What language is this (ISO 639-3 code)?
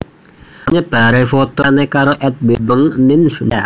jav